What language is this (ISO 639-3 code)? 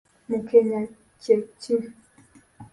lug